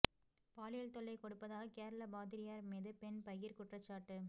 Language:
Tamil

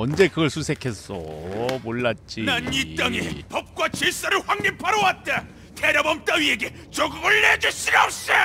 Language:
Korean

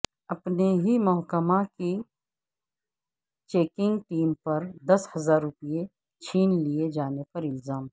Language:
Urdu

